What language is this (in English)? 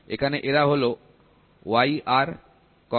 Bangla